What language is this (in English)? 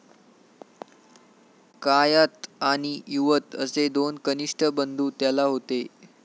Marathi